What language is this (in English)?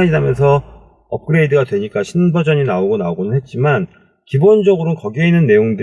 Korean